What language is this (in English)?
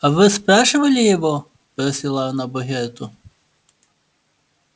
Russian